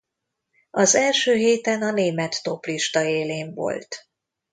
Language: Hungarian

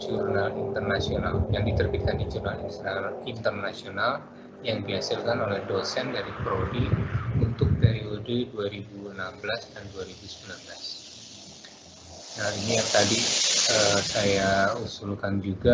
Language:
Indonesian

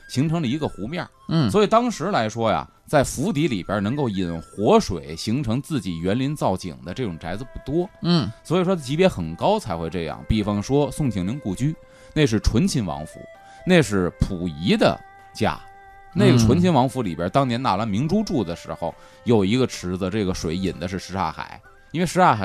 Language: Chinese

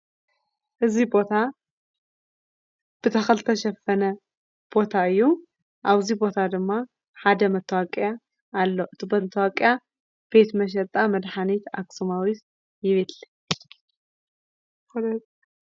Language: Tigrinya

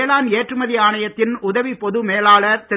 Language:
Tamil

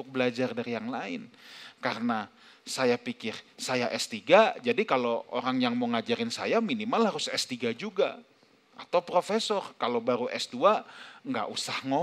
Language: Indonesian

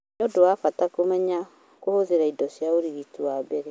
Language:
Kikuyu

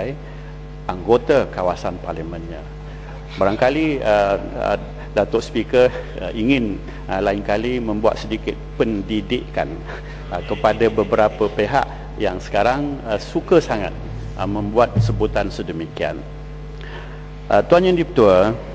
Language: Malay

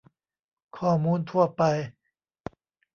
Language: Thai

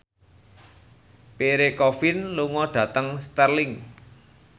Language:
Javanese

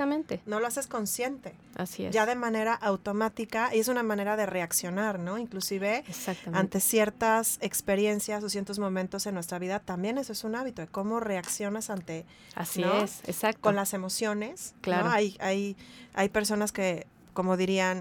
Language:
Spanish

